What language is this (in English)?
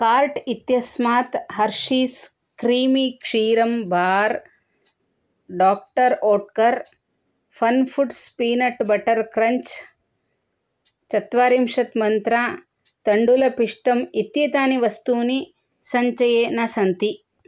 Sanskrit